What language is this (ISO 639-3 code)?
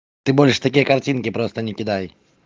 rus